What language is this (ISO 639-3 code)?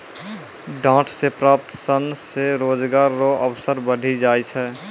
mai